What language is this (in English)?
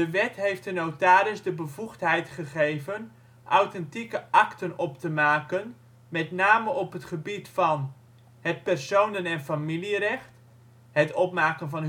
Dutch